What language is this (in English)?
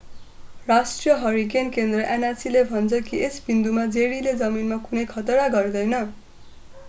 Nepali